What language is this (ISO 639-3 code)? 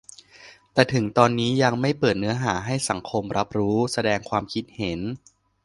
tha